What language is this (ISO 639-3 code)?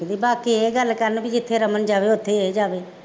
pan